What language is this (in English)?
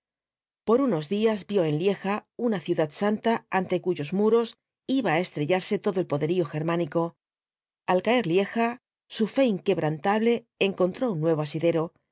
Spanish